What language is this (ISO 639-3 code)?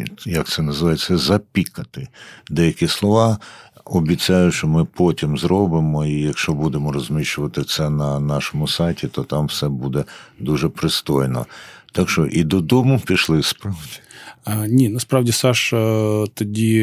ukr